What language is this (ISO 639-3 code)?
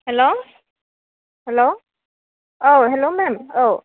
brx